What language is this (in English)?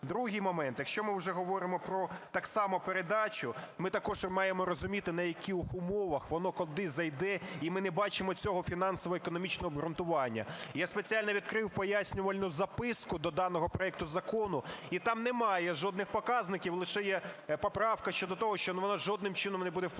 Ukrainian